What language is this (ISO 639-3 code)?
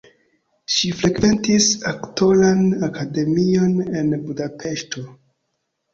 epo